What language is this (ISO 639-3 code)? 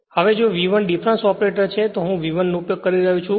guj